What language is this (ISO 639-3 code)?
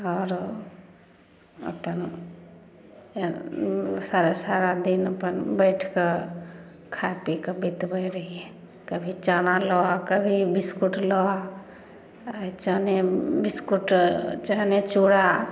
mai